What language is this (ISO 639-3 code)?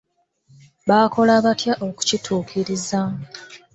lug